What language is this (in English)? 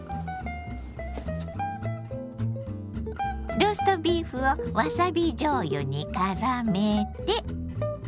Japanese